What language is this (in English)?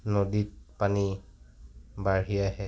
Assamese